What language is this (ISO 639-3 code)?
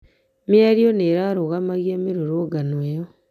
kik